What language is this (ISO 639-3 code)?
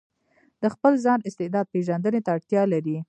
pus